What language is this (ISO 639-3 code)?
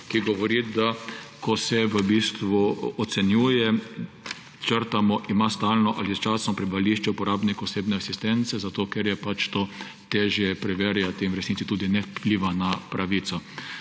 slv